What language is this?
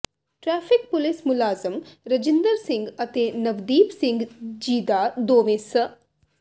Punjabi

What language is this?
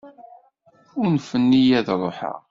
Kabyle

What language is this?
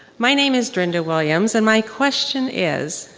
English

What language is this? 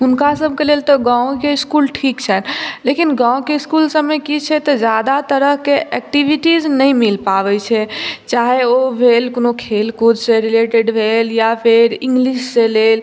Maithili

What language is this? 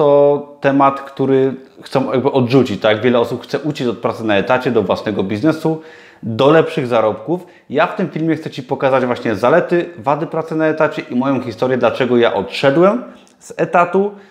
Polish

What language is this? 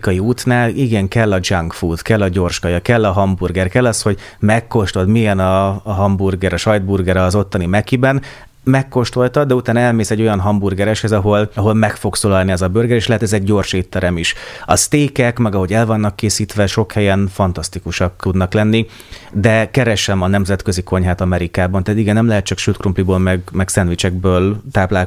Hungarian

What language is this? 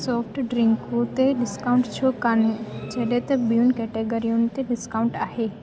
Sindhi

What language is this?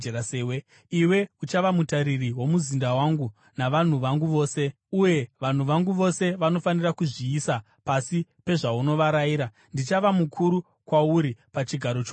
Shona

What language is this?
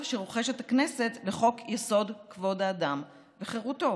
Hebrew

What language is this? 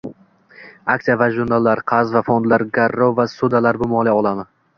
Uzbek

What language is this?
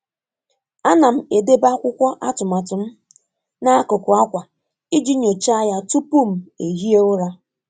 Igbo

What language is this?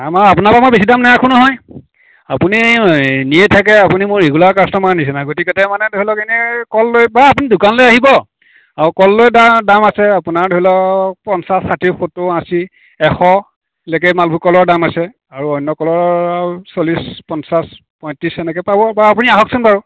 Assamese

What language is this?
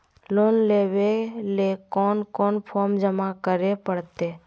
Magahi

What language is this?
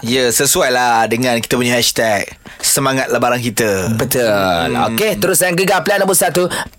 Malay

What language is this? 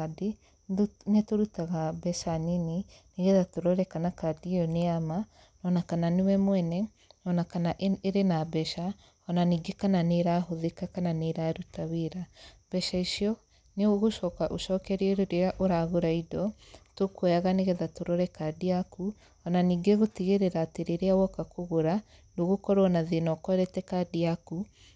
Kikuyu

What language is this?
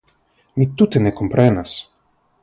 Esperanto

